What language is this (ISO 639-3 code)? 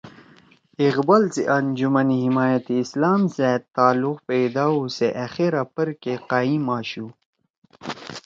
trw